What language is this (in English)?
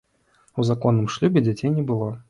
Belarusian